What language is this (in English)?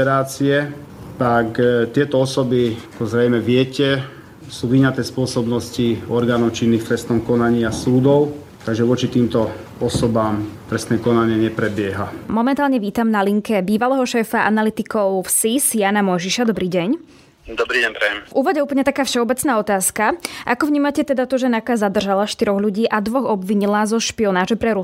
Slovak